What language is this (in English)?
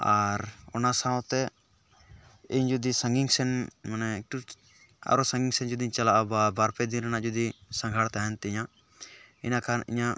Santali